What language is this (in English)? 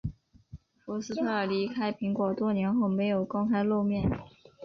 Chinese